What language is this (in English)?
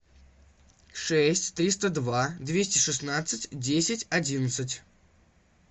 Russian